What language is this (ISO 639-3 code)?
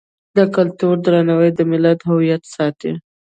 pus